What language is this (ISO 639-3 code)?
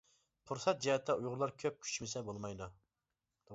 uig